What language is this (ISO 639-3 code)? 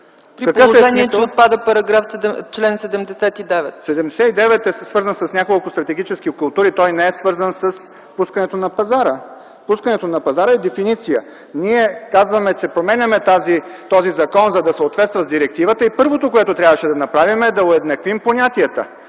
bul